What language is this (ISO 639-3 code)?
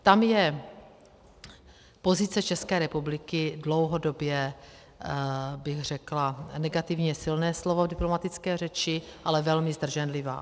ces